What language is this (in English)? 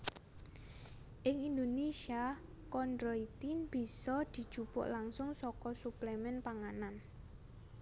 Javanese